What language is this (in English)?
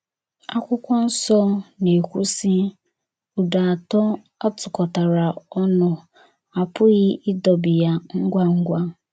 Igbo